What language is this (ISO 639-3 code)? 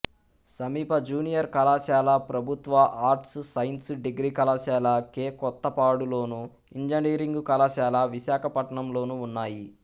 tel